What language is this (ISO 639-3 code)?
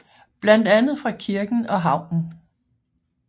dan